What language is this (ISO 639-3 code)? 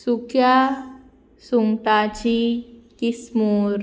kok